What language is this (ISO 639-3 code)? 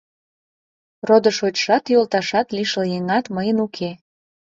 chm